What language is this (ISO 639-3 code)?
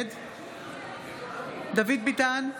heb